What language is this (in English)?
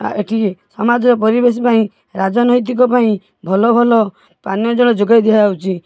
Odia